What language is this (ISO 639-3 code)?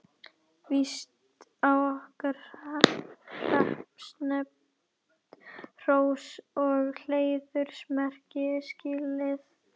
isl